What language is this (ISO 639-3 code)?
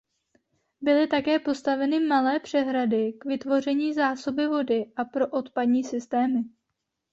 ces